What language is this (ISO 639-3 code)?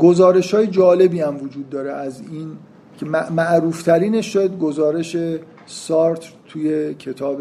fas